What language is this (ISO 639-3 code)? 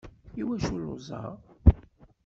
kab